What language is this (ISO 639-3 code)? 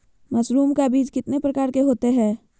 mag